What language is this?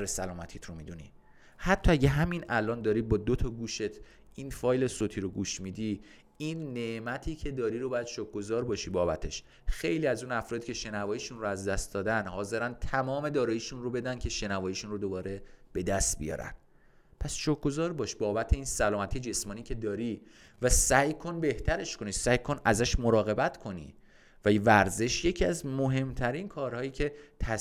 Persian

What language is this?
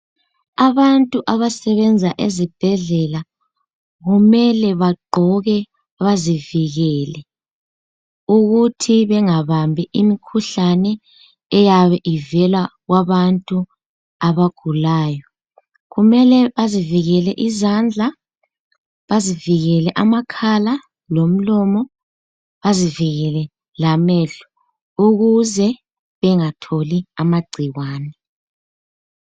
North Ndebele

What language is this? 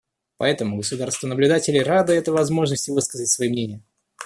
Russian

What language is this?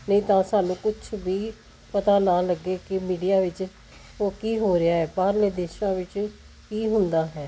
Punjabi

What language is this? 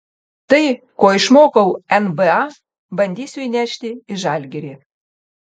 Lithuanian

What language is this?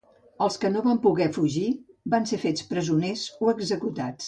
Catalan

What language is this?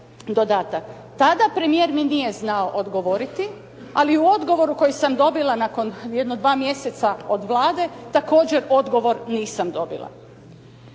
Croatian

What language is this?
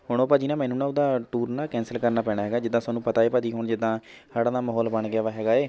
Punjabi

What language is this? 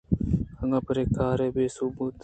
Eastern Balochi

